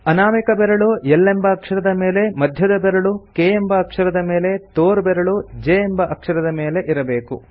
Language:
Kannada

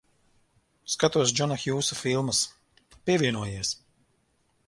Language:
Latvian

